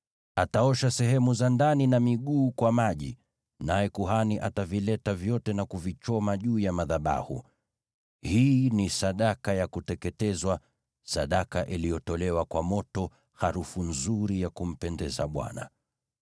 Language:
Swahili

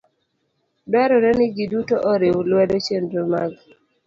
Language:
Luo (Kenya and Tanzania)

